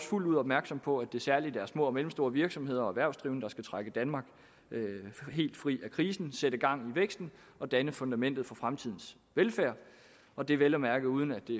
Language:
Danish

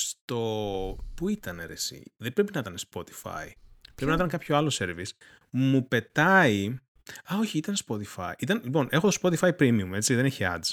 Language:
Greek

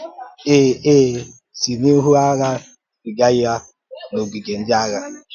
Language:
Igbo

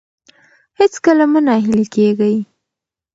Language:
Pashto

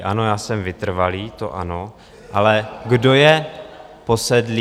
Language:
Czech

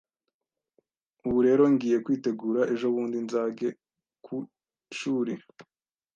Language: Kinyarwanda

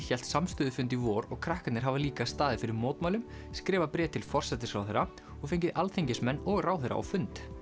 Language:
Icelandic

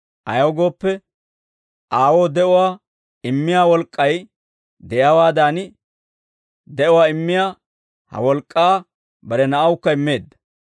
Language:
Dawro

